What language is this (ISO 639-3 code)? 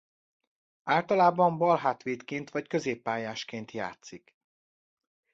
hun